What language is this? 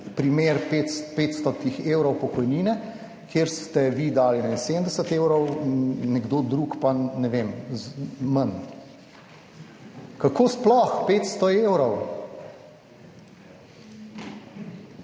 Slovenian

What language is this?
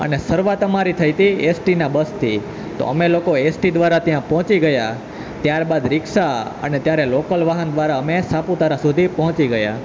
Gujarati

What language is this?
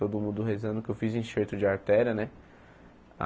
Portuguese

